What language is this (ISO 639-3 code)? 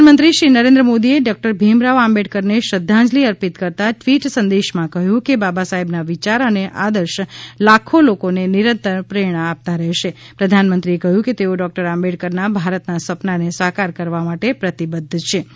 guj